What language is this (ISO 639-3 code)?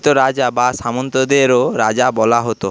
ben